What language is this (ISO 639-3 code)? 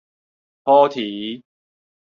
nan